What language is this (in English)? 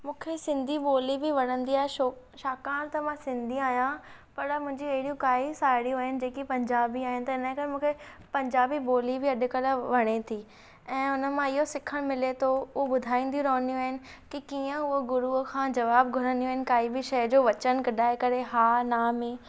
Sindhi